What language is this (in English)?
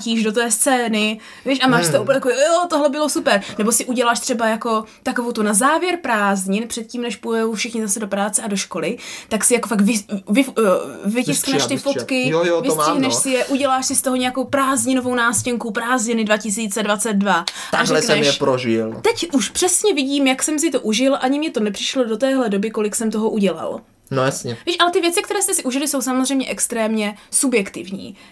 Czech